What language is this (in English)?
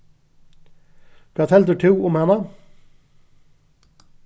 Faroese